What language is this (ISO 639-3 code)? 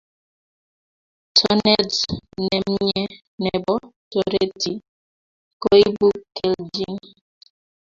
kln